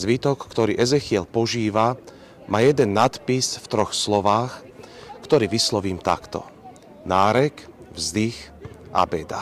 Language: Slovak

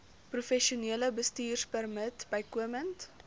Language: Afrikaans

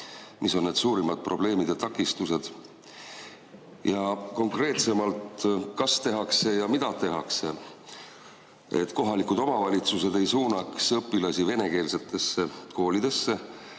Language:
Estonian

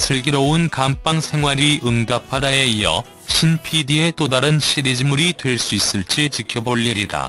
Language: Korean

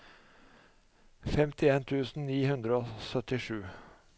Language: Norwegian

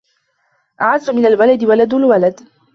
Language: Arabic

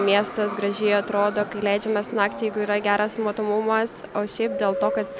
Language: Lithuanian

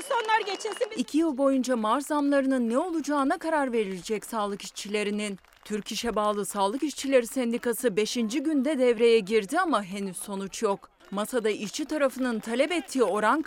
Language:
Turkish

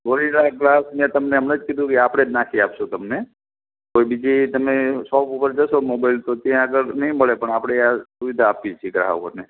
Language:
Gujarati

